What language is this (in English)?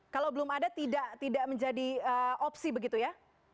Indonesian